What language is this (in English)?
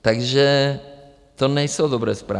Czech